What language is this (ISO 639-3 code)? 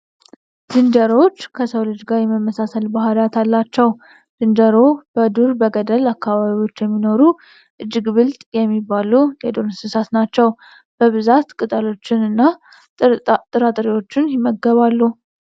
amh